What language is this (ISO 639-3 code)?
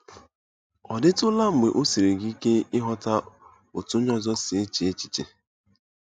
ibo